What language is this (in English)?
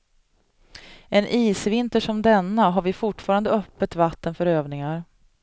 Swedish